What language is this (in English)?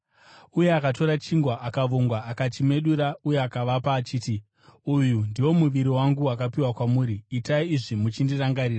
Shona